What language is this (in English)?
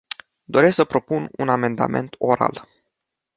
Romanian